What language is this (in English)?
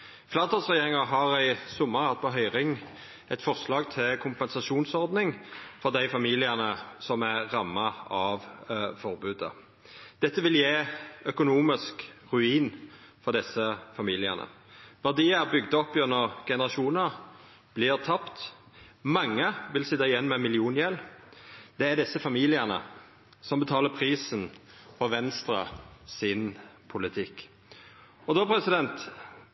Norwegian Nynorsk